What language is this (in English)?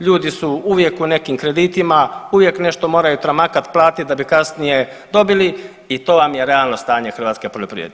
Croatian